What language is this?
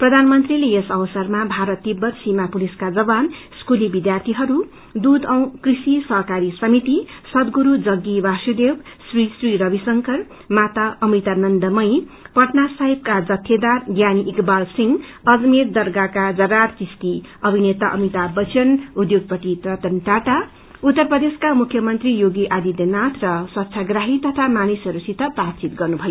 Nepali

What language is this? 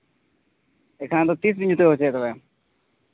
Santali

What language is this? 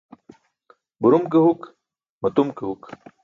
Burushaski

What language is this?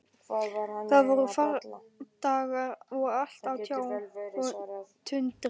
Icelandic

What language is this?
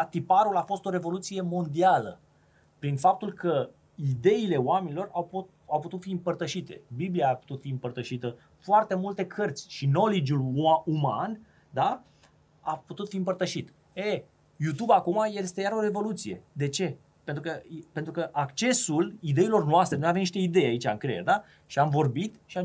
Romanian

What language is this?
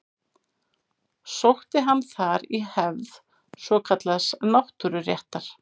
Icelandic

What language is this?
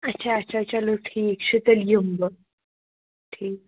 Kashmiri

